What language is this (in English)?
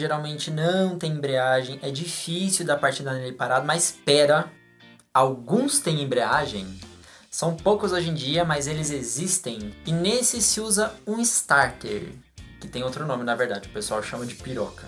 Portuguese